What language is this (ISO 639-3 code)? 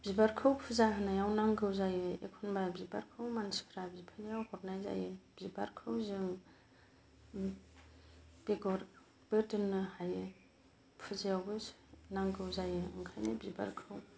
brx